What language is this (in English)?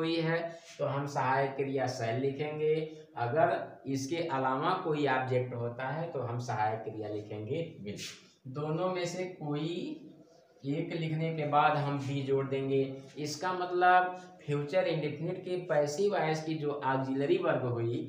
Hindi